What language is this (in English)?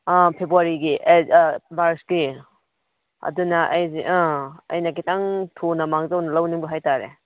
Manipuri